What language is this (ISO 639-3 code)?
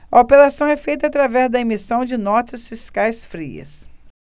por